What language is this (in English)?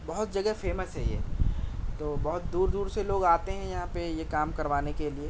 Urdu